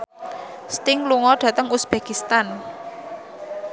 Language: Javanese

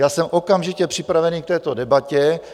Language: Czech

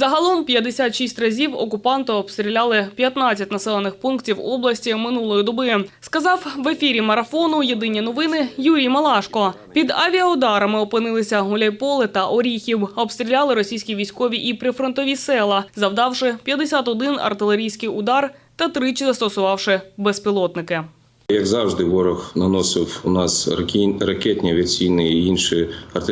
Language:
Ukrainian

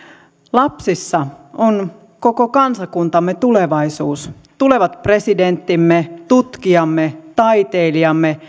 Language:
Finnish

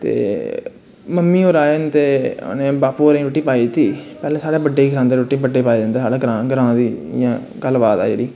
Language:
Dogri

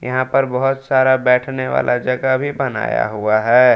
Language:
Hindi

